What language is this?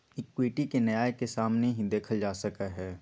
Magahi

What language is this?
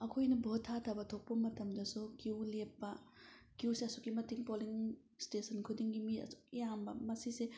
Manipuri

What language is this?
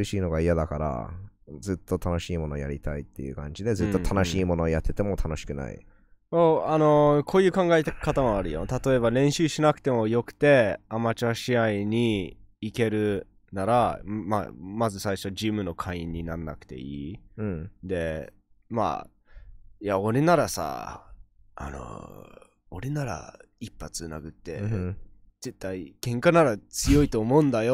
Japanese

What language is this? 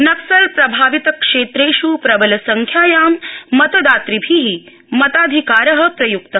Sanskrit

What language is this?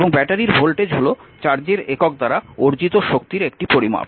Bangla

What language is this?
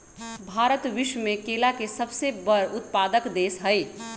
Magahi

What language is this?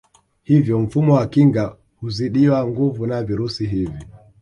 Swahili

